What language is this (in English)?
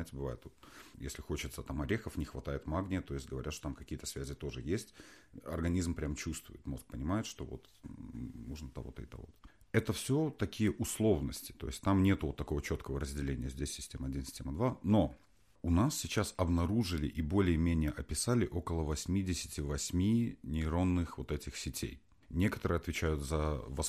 Russian